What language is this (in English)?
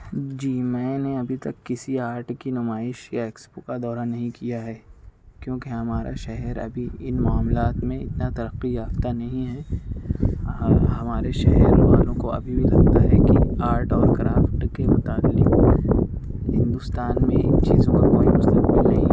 Urdu